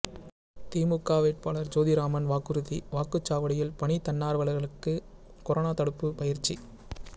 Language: Tamil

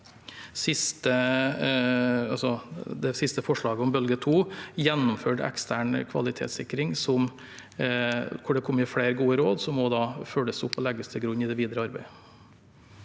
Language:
Norwegian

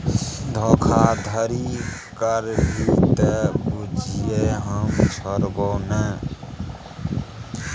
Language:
Maithili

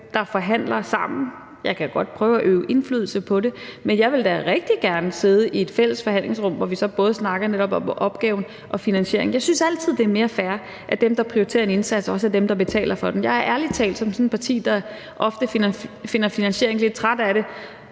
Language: Danish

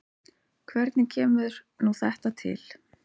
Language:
Icelandic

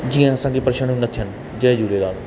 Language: Sindhi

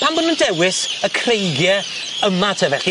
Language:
Welsh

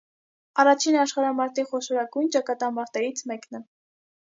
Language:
Armenian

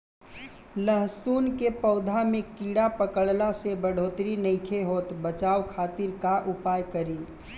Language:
Bhojpuri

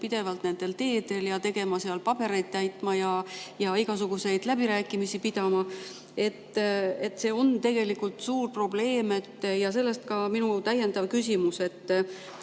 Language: Estonian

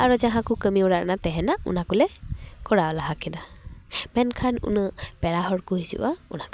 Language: Santali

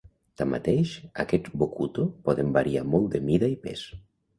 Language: Catalan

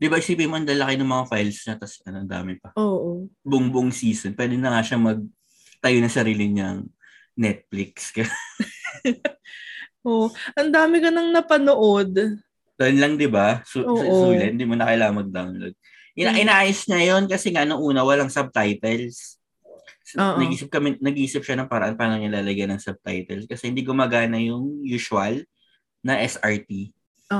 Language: Filipino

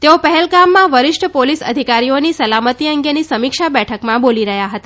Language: Gujarati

